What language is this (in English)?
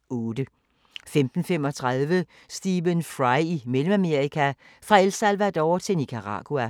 Danish